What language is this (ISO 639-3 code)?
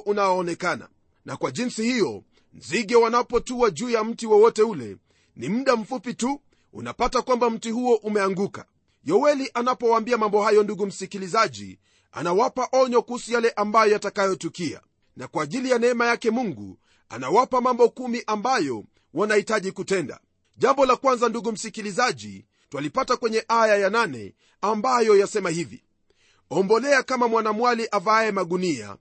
swa